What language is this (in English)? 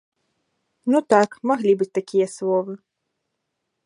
Belarusian